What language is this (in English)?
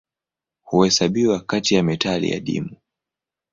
Swahili